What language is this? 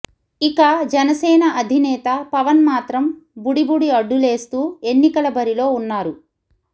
Telugu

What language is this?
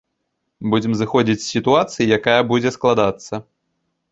Belarusian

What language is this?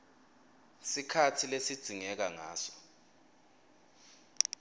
Swati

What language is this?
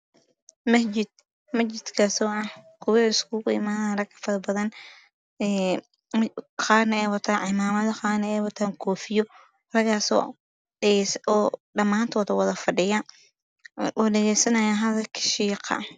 Somali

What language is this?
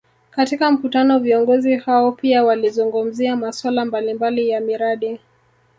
Swahili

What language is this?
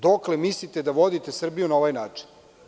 Serbian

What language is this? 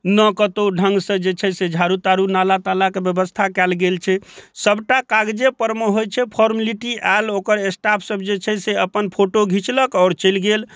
Maithili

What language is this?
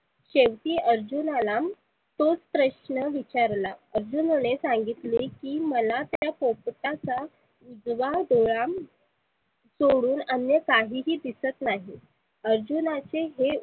Marathi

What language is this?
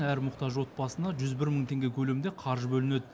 Kazakh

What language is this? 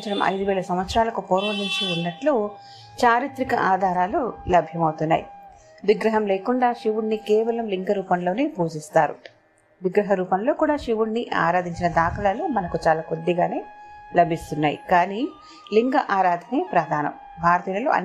Telugu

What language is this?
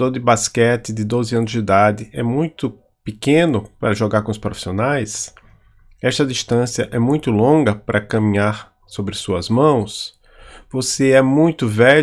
Portuguese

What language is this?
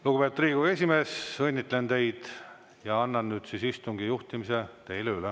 Estonian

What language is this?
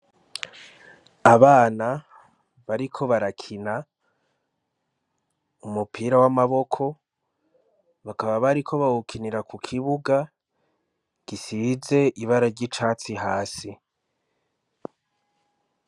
Rundi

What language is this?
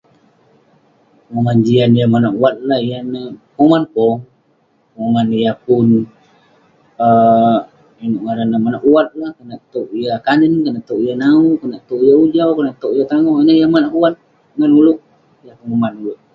Western Penan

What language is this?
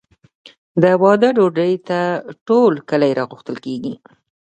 Pashto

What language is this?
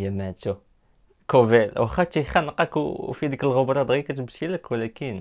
Arabic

